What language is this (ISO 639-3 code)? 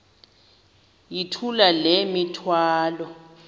xho